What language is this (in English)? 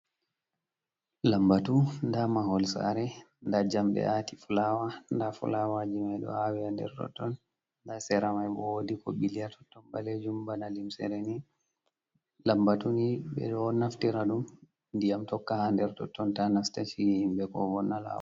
Fula